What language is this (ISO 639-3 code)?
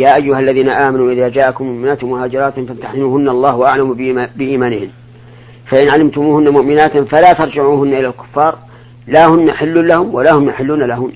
ara